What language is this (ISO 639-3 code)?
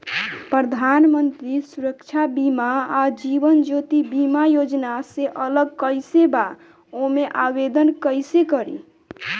bho